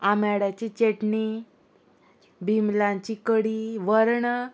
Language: Konkani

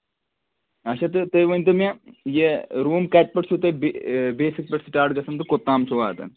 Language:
Kashmiri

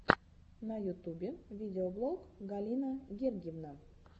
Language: Russian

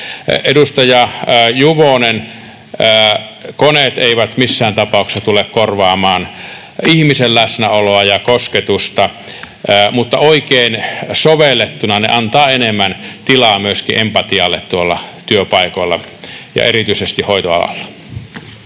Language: Finnish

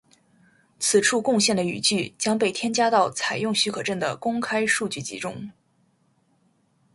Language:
Chinese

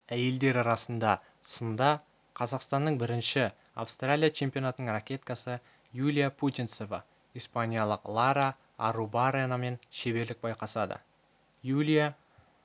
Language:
Kazakh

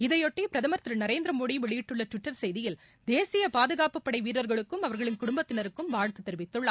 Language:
Tamil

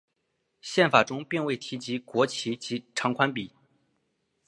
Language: Chinese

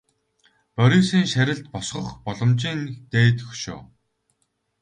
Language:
Mongolian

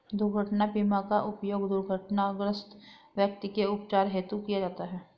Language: Hindi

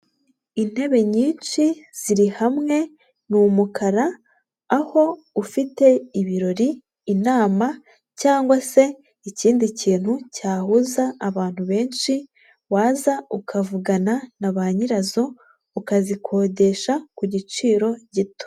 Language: Kinyarwanda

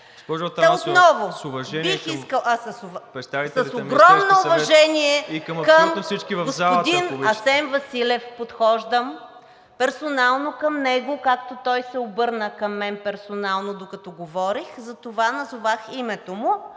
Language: Bulgarian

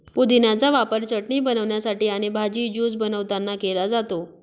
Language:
Marathi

